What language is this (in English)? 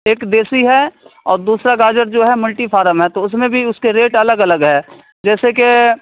Urdu